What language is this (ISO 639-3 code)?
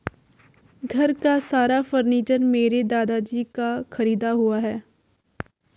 hin